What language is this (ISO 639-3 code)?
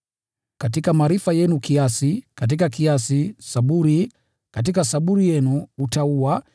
swa